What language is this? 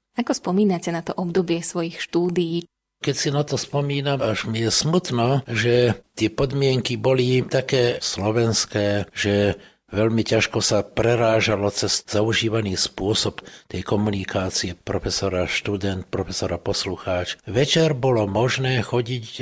Slovak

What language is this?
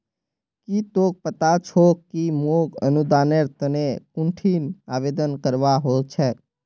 Magahi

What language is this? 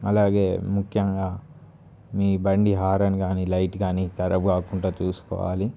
Telugu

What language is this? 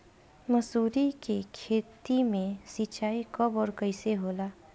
Bhojpuri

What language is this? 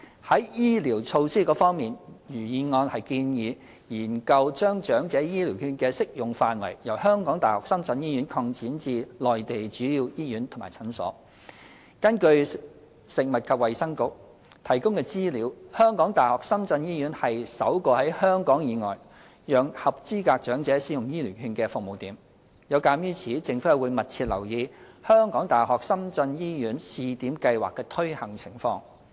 Cantonese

